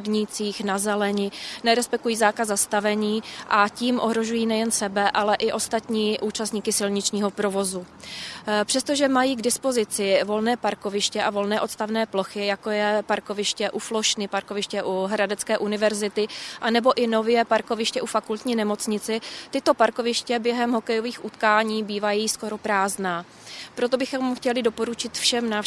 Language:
Czech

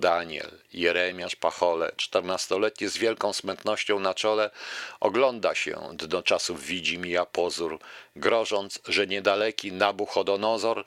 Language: Polish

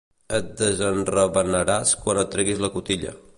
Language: Catalan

